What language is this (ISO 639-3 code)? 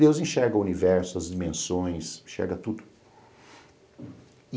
por